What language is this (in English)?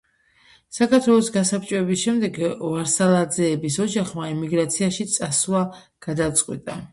Georgian